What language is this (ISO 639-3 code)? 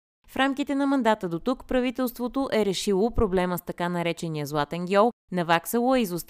bul